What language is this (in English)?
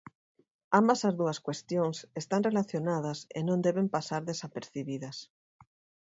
Galician